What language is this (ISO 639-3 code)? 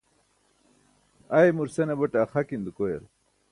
bsk